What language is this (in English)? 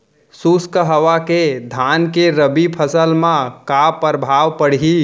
Chhattisgarhi